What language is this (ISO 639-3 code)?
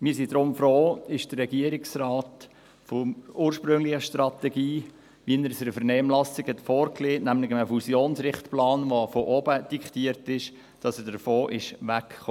gsw